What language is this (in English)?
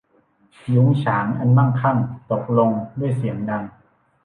Thai